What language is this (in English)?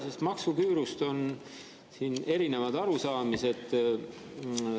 Estonian